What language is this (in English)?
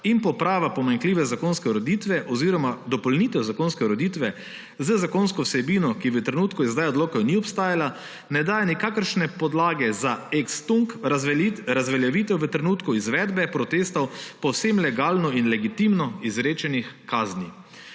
Slovenian